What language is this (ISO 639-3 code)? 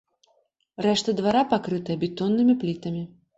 bel